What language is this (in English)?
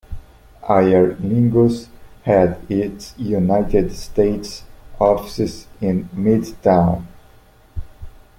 English